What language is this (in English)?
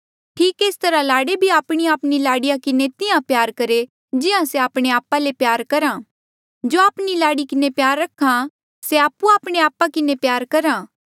Mandeali